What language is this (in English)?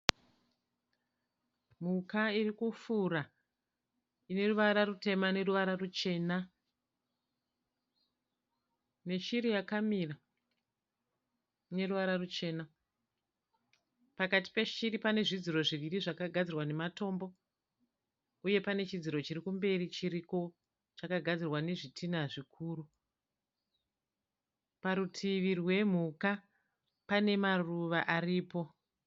Shona